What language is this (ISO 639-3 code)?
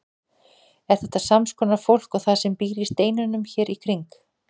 isl